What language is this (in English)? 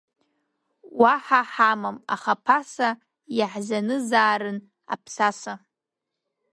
Abkhazian